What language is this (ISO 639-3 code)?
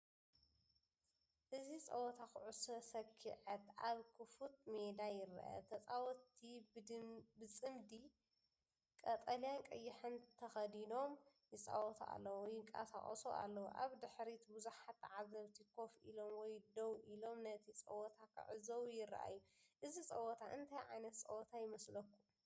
tir